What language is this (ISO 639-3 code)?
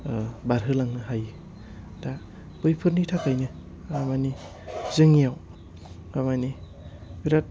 brx